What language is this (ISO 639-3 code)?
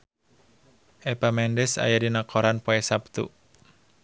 sun